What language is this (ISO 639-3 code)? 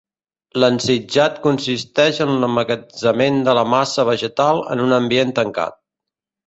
cat